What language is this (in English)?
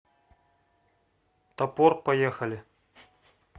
Russian